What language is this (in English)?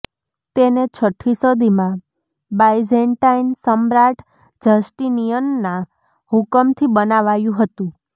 Gujarati